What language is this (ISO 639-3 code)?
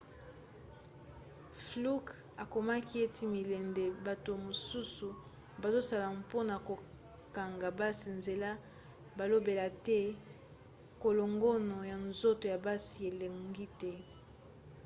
lin